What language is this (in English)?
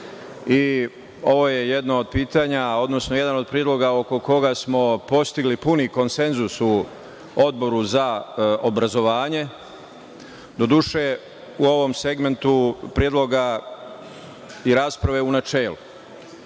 Serbian